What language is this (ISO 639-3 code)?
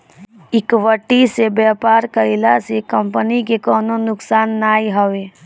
bho